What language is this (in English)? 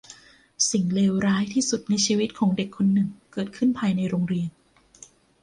Thai